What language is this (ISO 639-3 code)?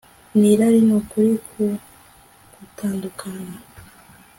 kin